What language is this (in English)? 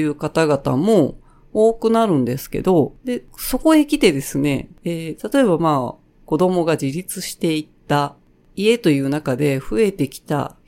Japanese